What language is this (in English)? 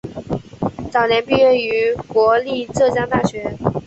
Chinese